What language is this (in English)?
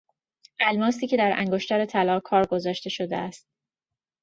Persian